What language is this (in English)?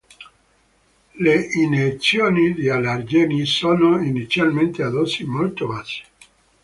Italian